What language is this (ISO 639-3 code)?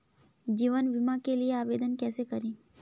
hin